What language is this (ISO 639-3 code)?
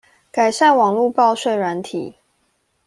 zho